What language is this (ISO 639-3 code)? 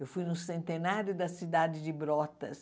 por